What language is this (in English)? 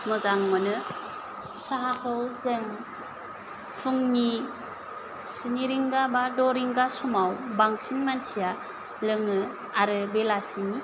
Bodo